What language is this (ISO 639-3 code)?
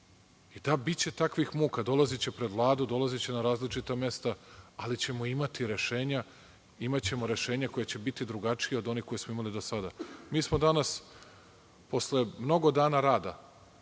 srp